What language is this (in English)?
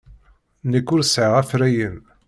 Kabyle